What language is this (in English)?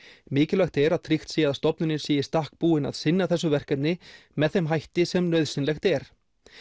Icelandic